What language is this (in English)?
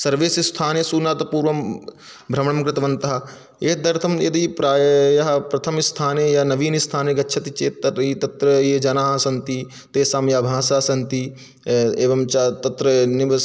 Sanskrit